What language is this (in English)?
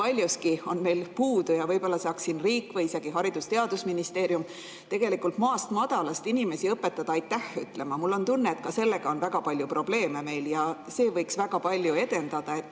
Estonian